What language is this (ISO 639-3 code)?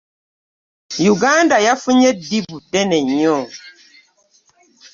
lug